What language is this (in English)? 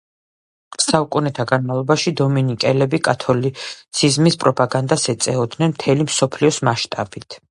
Georgian